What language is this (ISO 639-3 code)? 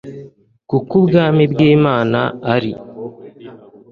kin